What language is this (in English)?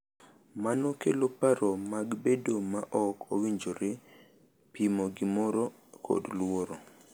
Luo (Kenya and Tanzania)